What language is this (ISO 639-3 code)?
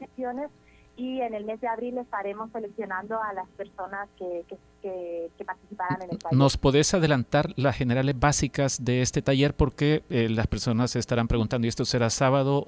spa